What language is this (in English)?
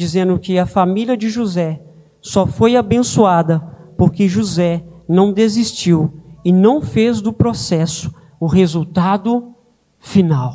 Portuguese